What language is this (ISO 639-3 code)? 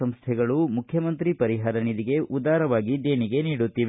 kan